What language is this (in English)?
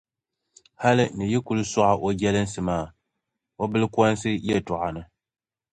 Dagbani